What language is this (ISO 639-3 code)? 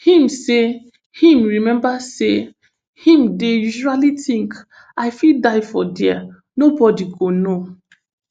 pcm